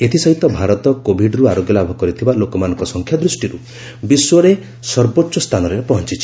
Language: Odia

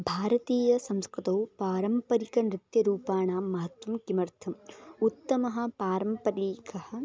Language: Sanskrit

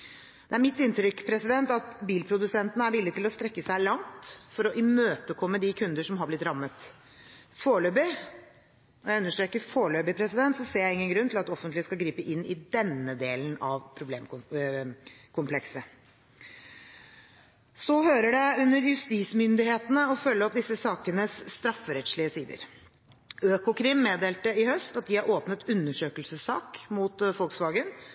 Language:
Norwegian Bokmål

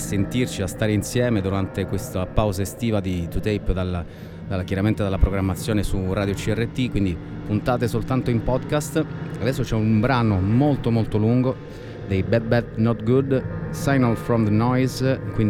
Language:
Italian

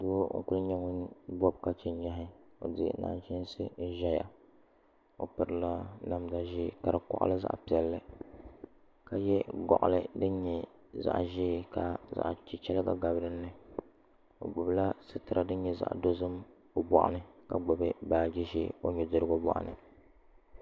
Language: Dagbani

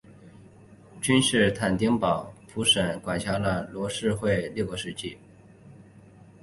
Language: Chinese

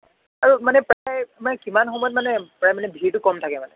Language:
Assamese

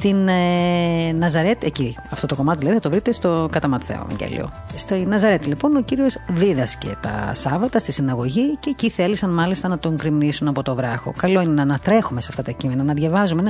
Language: Greek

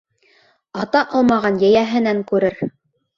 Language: Bashkir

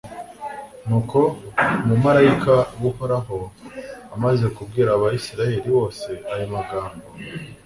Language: Kinyarwanda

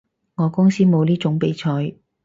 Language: Cantonese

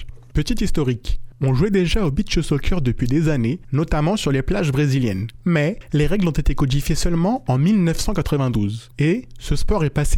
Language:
French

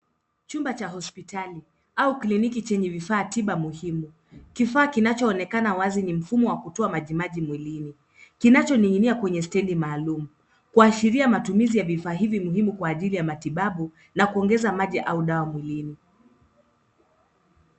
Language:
Swahili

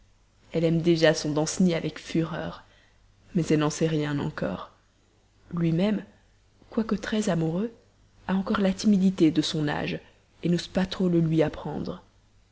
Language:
French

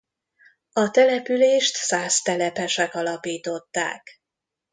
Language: Hungarian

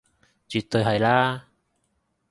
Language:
Cantonese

